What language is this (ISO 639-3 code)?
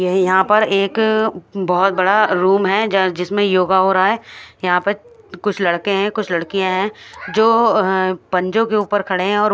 hin